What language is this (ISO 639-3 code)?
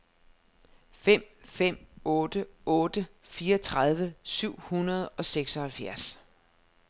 dan